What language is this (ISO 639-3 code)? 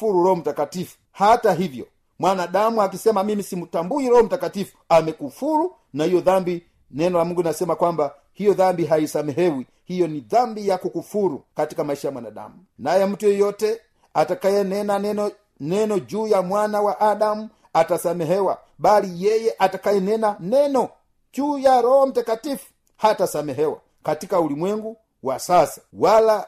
swa